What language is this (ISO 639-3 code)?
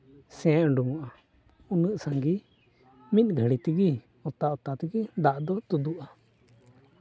sat